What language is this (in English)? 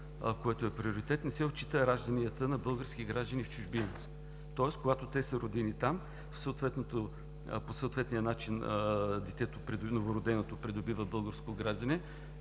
Bulgarian